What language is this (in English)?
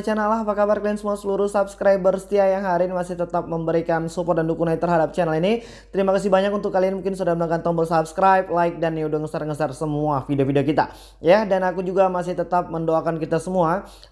Indonesian